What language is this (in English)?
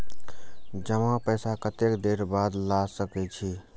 Maithili